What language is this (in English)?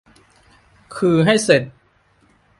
Thai